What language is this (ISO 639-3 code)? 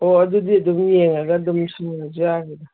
mni